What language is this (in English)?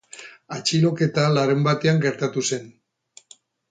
Basque